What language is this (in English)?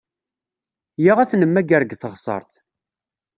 Kabyle